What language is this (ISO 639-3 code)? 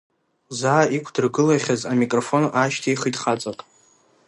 abk